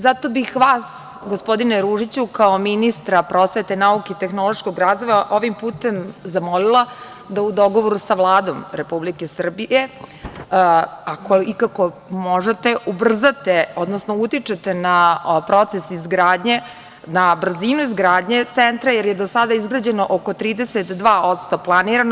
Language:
Serbian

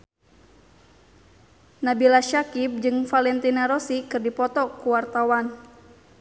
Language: Sundanese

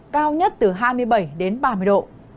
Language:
Vietnamese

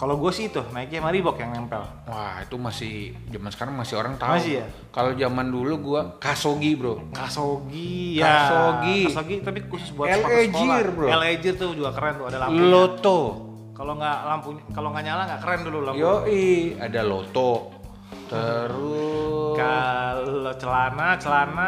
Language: Indonesian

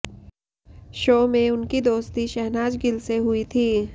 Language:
Hindi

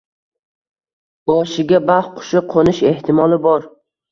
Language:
Uzbek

